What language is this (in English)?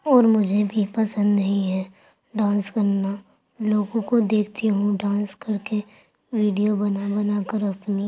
Urdu